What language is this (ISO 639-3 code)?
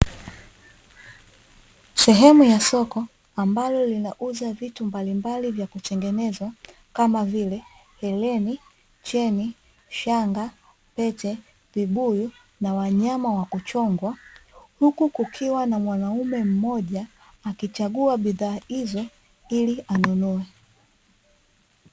swa